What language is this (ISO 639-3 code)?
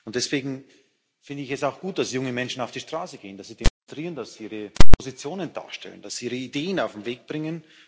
deu